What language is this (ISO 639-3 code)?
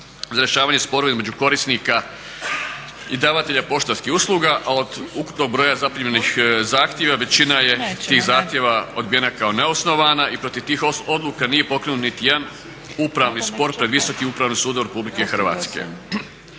hrv